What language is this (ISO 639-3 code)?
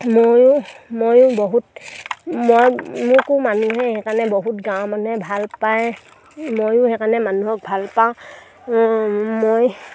asm